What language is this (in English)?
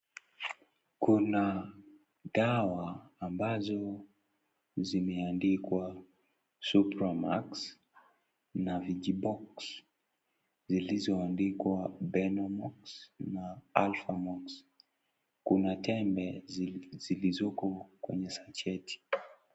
Swahili